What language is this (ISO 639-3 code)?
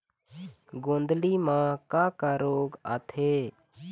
hne